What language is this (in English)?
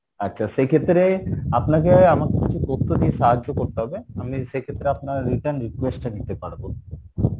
Bangla